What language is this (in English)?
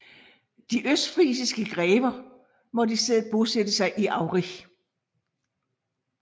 Danish